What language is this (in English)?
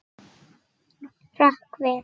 Icelandic